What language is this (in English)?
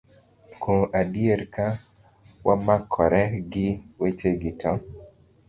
Luo (Kenya and Tanzania)